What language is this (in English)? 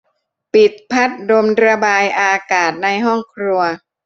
Thai